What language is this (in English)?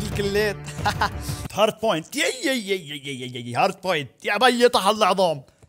Arabic